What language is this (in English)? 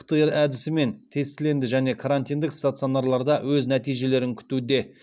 Kazakh